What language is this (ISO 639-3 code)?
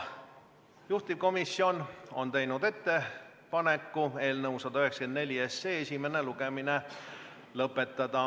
est